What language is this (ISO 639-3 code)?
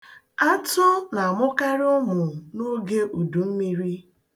ibo